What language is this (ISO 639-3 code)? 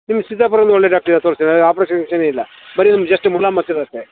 kan